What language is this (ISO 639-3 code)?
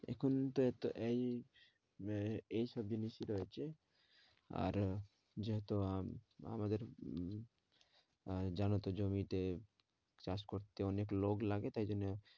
ben